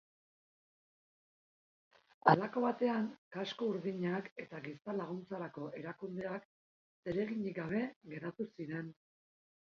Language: Basque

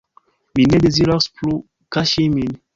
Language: Esperanto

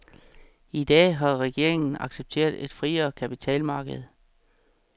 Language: Danish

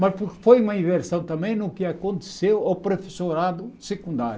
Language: Portuguese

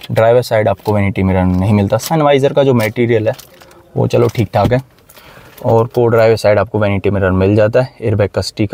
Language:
Hindi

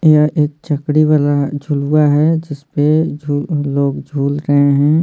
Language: Hindi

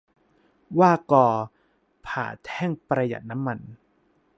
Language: Thai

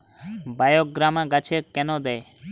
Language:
Bangla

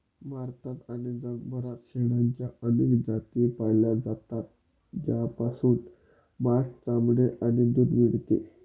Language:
Marathi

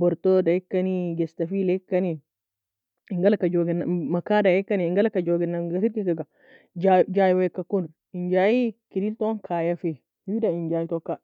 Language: Nobiin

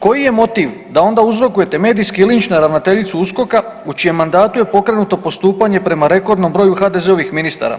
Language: Croatian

